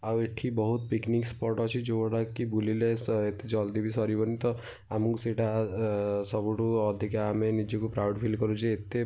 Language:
Odia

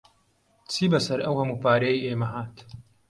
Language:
Central Kurdish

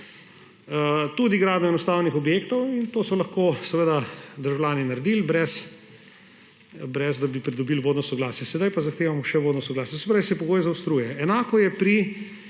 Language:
Slovenian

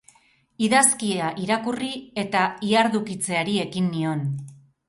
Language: Basque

